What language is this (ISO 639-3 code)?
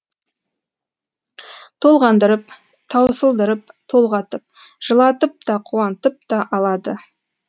kaz